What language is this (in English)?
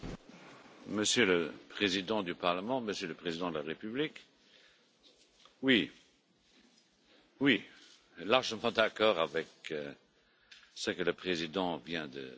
French